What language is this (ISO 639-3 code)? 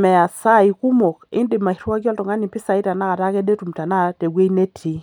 mas